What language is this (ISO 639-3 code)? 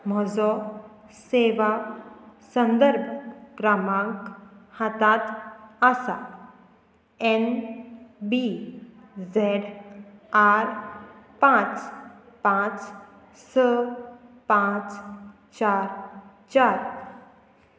kok